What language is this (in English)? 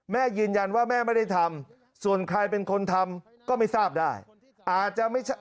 Thai